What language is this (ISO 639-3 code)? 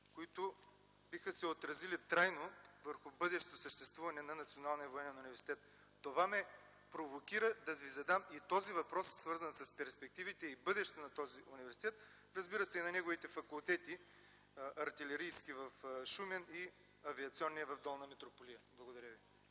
bul